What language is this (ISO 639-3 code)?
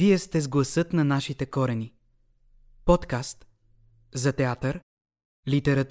bul